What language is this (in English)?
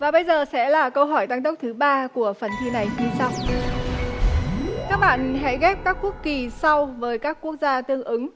Vietnamese